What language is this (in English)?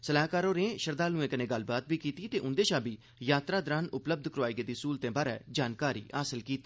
Dogri